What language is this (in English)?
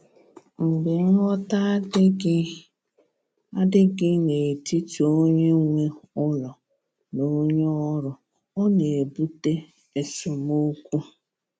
Igbo